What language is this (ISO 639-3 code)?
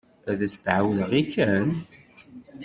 kab